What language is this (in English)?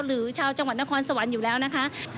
Thai